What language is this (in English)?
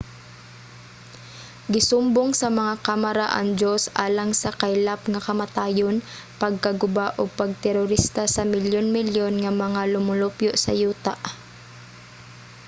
Cebuano